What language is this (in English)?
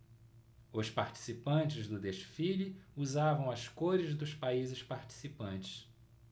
Portuguese